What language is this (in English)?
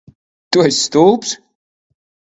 Latvian